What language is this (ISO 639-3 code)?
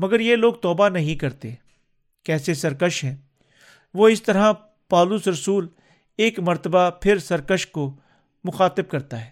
urd